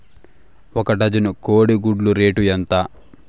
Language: Telugu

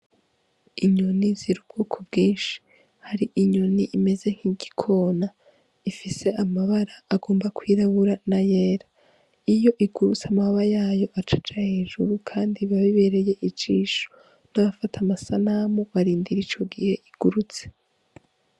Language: Rundi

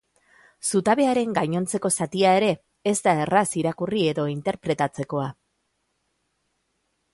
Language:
Basque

